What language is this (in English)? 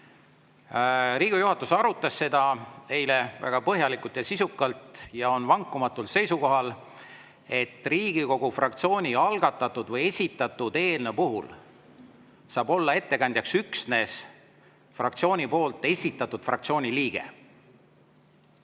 Estonian